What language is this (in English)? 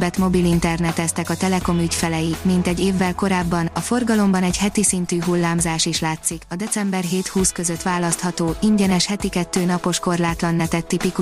Hungarian